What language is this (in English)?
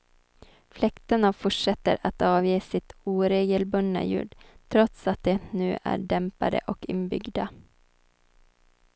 Swedish